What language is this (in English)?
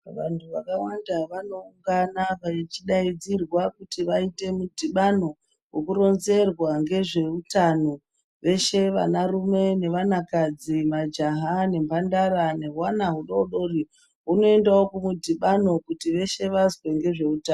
Ndau